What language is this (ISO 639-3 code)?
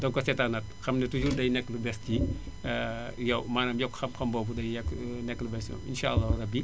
wol